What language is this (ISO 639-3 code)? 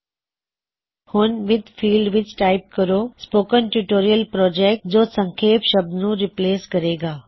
pan